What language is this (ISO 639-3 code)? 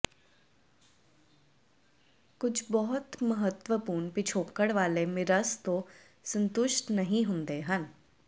pan